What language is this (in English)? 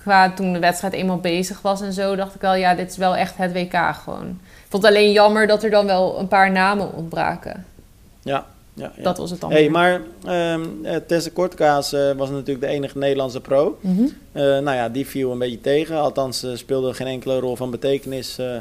Dutch